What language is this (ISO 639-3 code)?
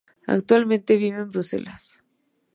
spa